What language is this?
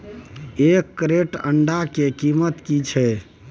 Maithili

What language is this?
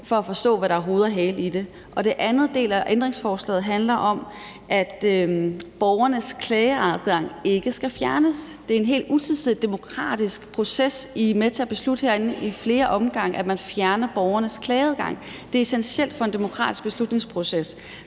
Danish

